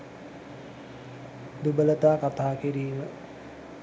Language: Sinhala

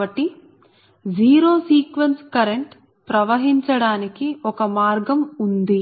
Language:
Telugu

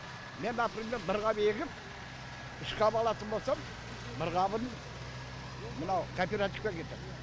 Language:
Kazakh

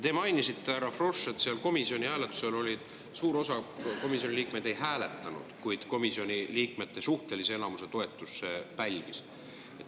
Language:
Estonian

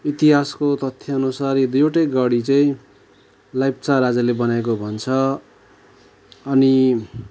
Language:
Nepali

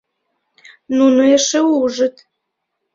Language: Mari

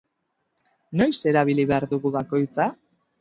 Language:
Basque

